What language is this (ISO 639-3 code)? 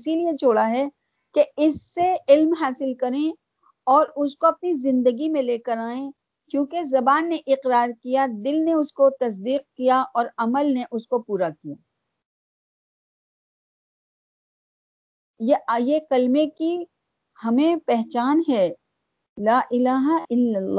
urd